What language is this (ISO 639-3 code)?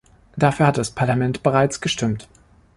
deu